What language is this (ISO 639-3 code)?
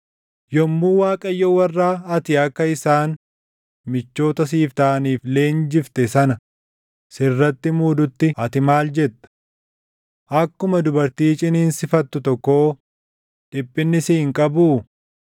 orm